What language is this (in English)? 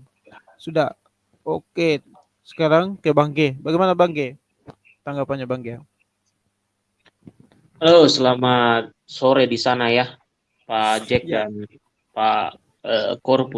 Indonesian